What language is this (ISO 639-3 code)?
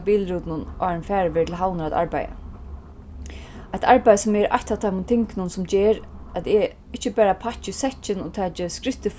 fao